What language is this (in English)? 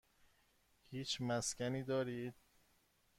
Persian